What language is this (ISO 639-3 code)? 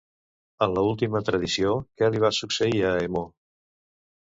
cat